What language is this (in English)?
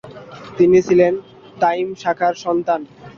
Bangla